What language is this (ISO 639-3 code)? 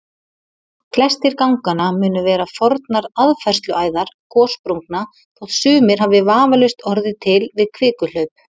isl